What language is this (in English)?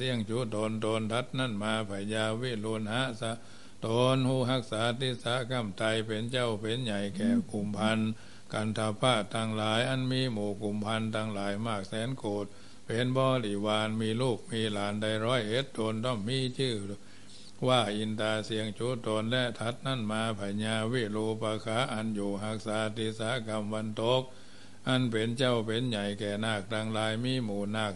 Thai